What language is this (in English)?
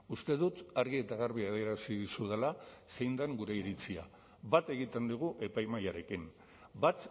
Basque